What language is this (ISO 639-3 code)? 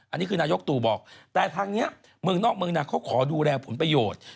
tha